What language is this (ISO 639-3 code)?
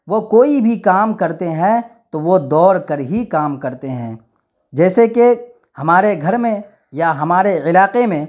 urd